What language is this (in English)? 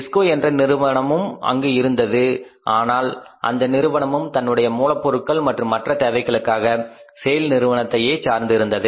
Tamil